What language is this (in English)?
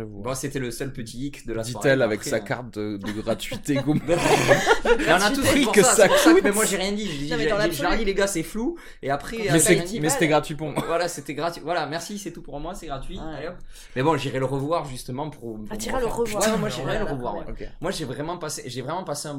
French